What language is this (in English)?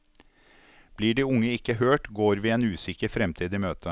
Norwegian